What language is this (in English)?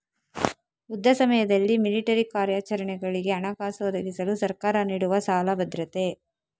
Kannada